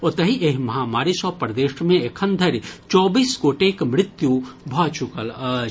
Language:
Maithili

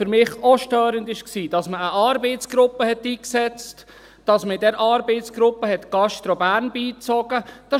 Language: Swiss German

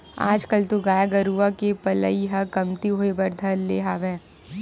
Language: Chhattisgarhi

